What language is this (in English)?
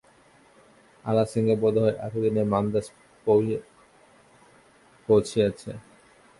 Bangla